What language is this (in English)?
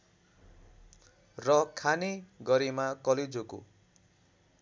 Nepali